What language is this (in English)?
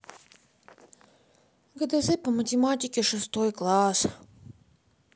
Russian